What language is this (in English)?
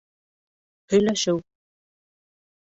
Bashkir